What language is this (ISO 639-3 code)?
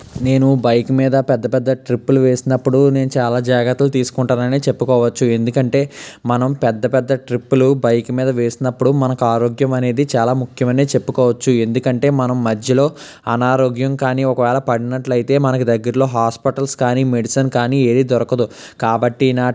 tel